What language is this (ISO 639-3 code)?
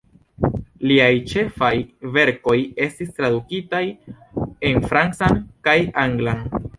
epo